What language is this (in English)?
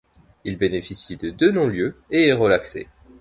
French